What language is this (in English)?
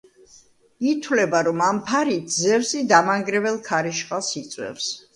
Georgian